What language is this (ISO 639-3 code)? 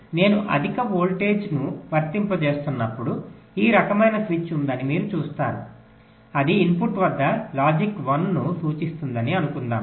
tel